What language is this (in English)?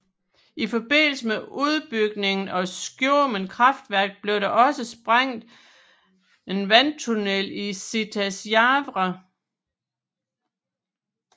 Danish